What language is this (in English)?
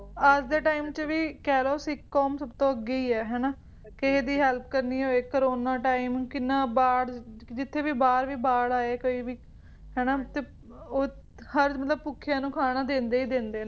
Punjabi